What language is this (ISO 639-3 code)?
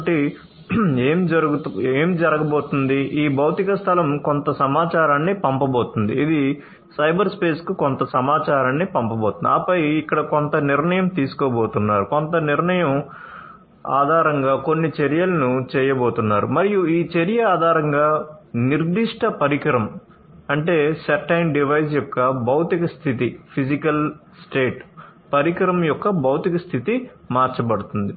tel